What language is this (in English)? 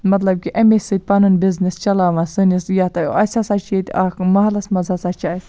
Kashmiri